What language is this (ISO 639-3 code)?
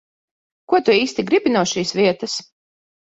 lav